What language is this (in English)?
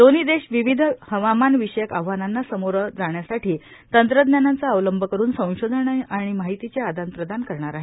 Marathi